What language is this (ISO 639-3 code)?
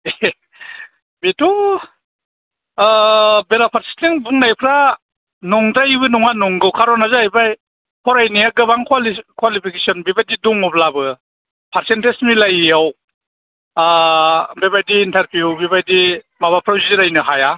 brx